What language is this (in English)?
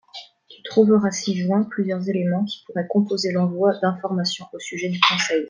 French